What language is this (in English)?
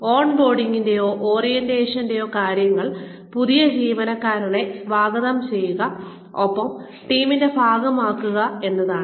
Malayalam